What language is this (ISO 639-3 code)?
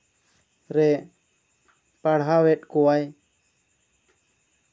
sat